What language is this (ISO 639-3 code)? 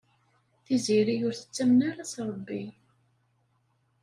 kab